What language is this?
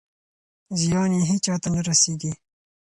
Pashto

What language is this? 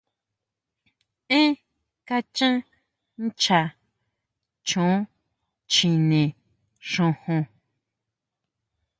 Huautla Mazatec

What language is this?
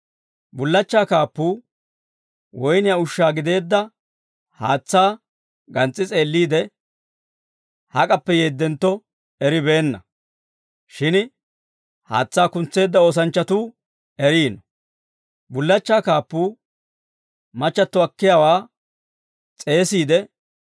Dawro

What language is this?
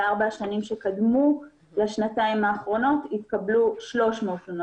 Hebrew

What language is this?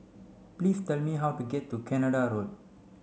English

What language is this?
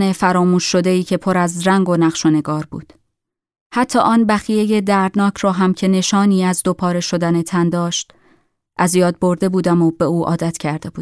Persian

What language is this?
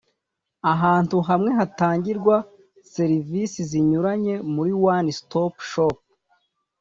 Kinyarwanda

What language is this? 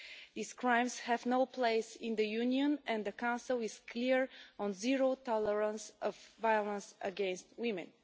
English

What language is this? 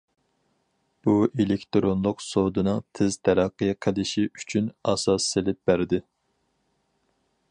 Uyghur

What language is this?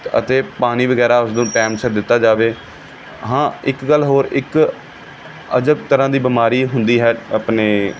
Punjabi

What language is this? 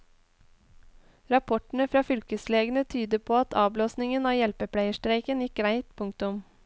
Norwegian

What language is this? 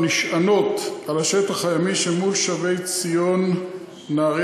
Hebrew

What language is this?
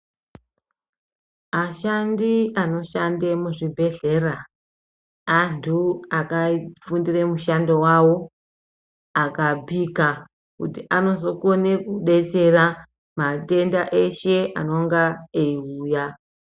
Ndau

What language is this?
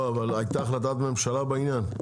Hebrew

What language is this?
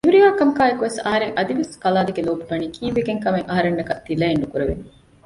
Divehi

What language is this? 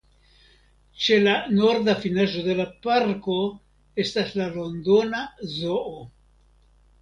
Esperanto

